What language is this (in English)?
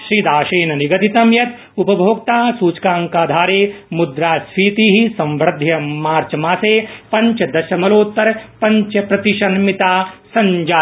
Sanskrit